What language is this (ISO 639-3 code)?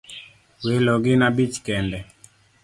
luo